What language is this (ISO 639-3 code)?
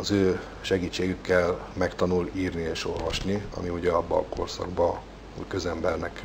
hun